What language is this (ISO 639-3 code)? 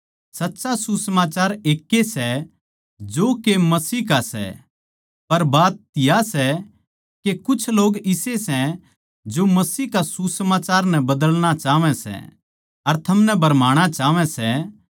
bgc